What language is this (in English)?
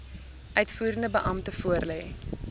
Afrikaans